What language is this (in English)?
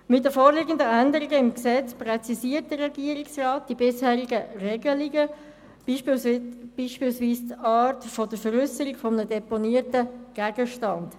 Swiss German